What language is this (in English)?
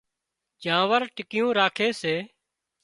Wadiyara Koli